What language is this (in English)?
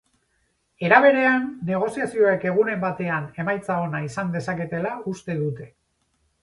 Basque